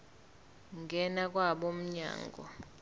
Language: Zulu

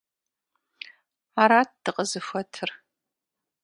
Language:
Kabardian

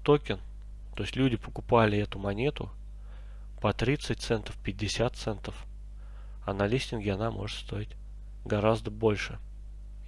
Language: Russian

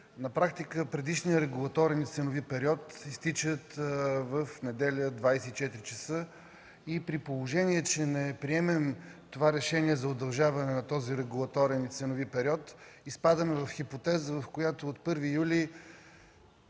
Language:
Bulgarian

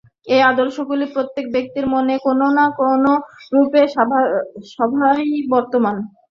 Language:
Bangla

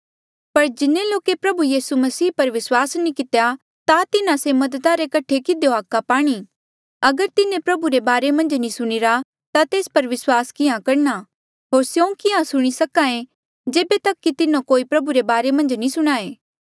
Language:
Mandeali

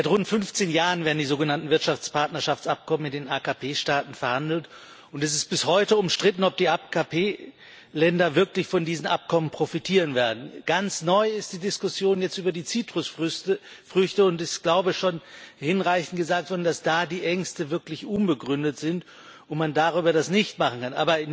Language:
German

